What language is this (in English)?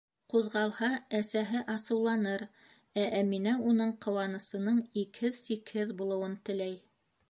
Bashkir